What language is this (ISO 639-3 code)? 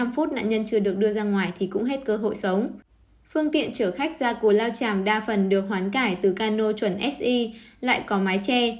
vie